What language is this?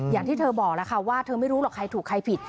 Thai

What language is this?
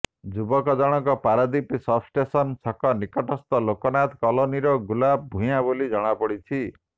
Odia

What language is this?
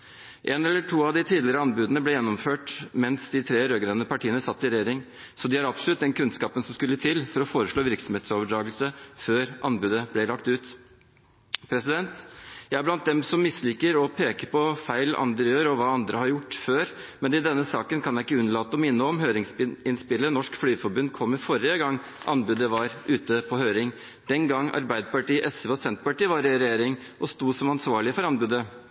Norwegian Bokmål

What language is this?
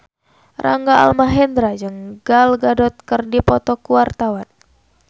Sundanese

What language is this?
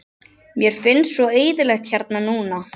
Icelandic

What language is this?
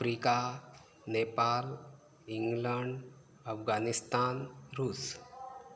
Konkani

